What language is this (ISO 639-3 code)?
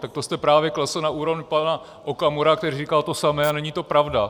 ces